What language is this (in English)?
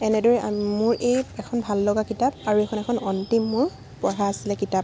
Assamese